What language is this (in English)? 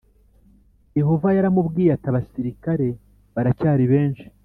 Kinyarwanda